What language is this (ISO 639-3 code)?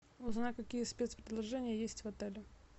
rus